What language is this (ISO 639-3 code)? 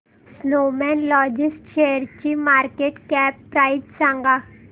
mar